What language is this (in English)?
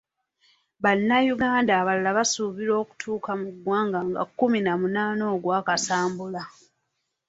Ganda